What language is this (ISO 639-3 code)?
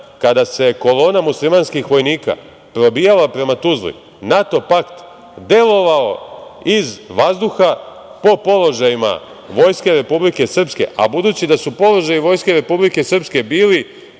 srp